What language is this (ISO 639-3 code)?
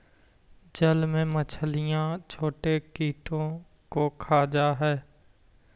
mag